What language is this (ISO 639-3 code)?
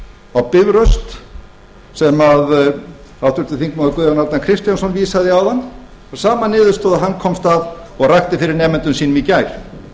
isl